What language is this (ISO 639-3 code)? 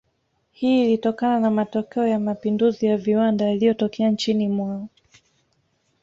swa